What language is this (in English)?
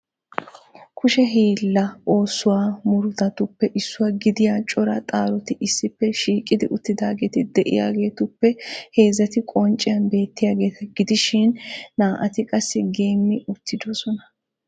Wolaytta